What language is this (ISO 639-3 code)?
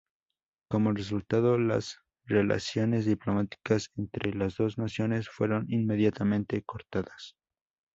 spa